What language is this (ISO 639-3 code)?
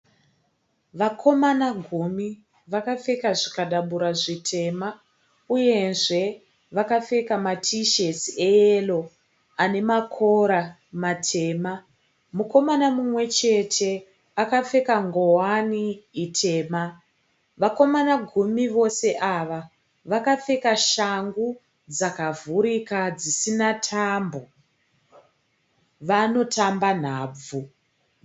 sna